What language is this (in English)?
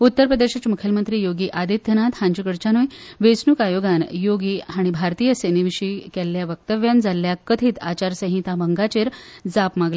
Konkani